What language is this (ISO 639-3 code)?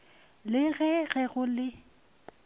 nso